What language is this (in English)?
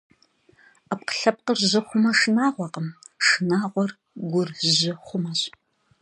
Kabardian